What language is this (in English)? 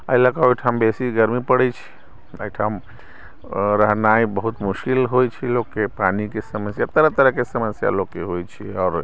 Maithili